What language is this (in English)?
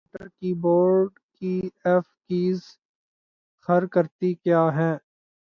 Urdu